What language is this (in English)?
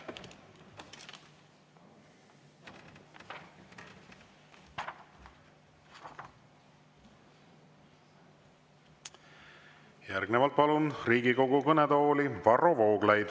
Estonian